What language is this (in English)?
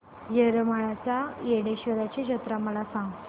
Marathi